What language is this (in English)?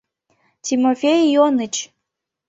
Mari